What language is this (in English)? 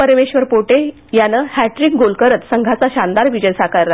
Marathi